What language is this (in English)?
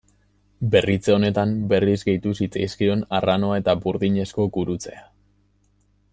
Basque